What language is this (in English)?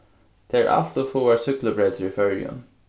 Faroese